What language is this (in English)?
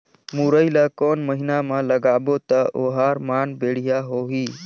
Chhattisgarhi